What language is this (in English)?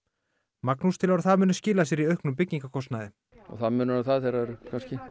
Icelandic